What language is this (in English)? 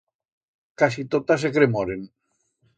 Aragonese